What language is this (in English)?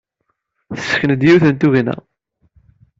Kabyle